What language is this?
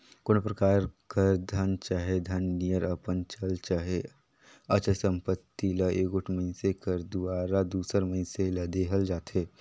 Chhattisgarhi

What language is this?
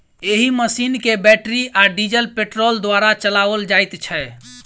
Maithili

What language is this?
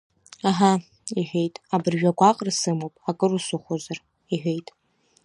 Abkhazian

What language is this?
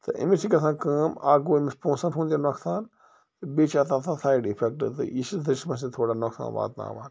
Kashmiri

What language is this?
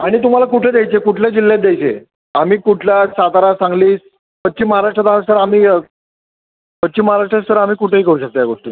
Marathi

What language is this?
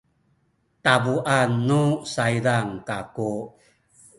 Sakizaya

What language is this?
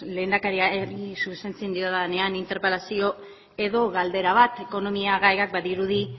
Basque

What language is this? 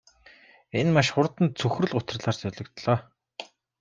Mongolian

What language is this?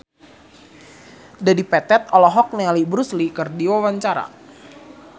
Sundanese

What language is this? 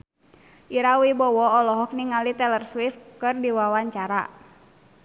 Sundanese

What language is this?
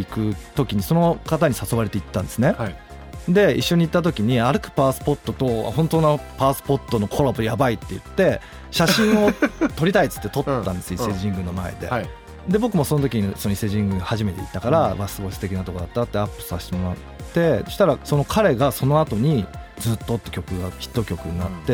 Japanese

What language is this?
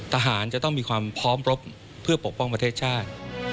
Thai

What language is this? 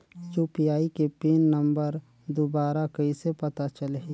Chhattisgarhi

